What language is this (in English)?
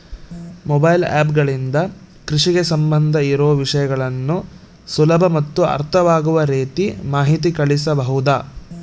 Kannada